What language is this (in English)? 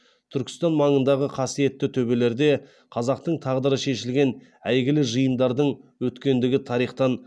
Kazakh